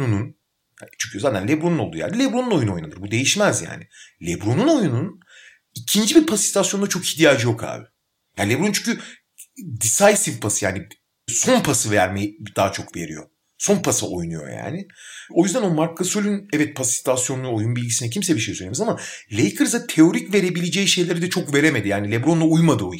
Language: Turkish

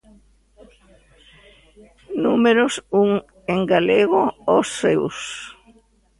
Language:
Galician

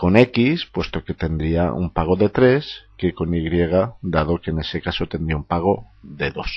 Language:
Spanish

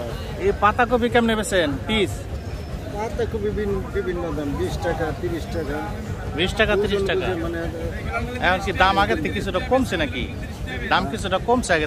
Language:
Arabic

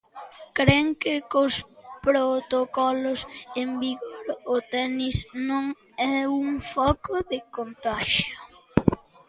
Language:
Galician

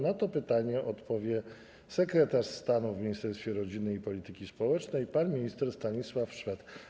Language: Polish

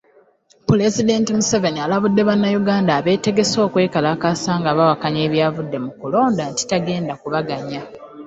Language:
Ganda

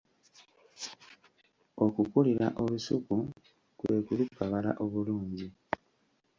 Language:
Ganda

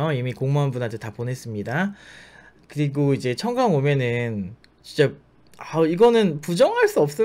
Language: Korean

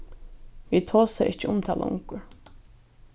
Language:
Faroese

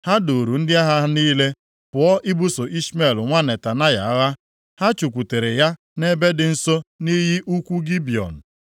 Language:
Igbo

